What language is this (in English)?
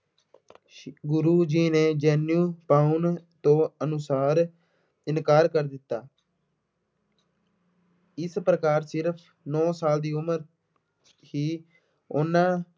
Punjabi